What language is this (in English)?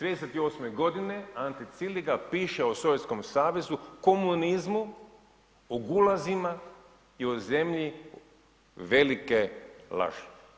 Croatian